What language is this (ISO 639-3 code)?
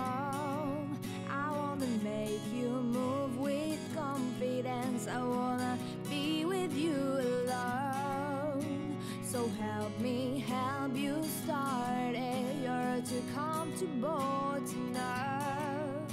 pol